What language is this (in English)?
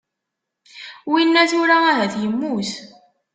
Kabyle